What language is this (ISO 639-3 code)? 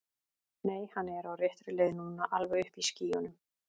isl